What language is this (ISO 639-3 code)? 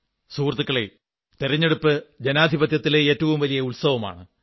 mal